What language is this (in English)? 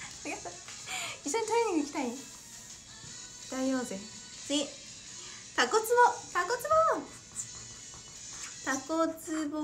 Japanese